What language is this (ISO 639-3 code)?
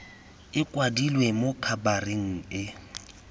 tsn